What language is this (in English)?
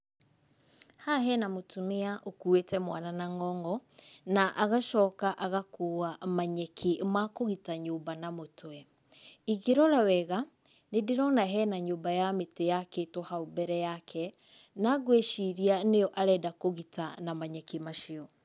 Kikuyu